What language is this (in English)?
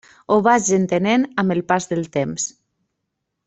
Catalan